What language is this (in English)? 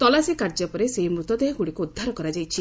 Odia